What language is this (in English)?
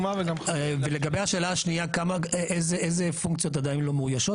Hebrew